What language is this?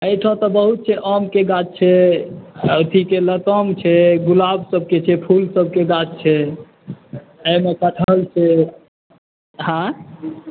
Maithili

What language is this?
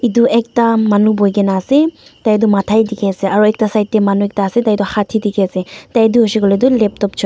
Naga Pidgin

